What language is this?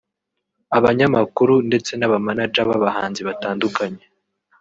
Kinyarwanda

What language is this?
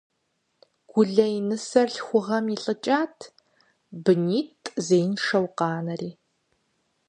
Kabardian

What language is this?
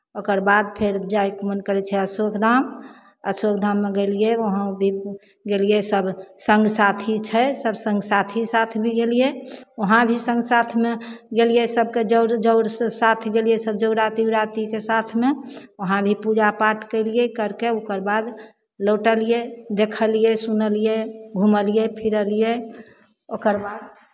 Maithili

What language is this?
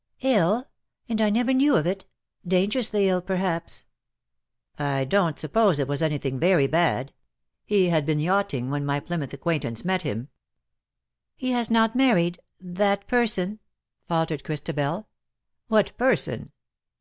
English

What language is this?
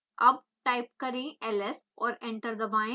Hindi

